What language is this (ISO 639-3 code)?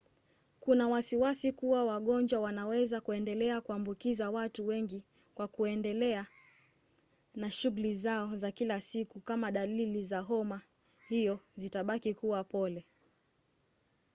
swa